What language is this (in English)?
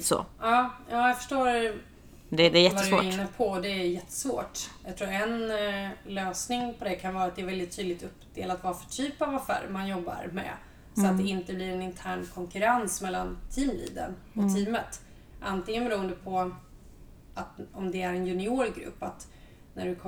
Swedish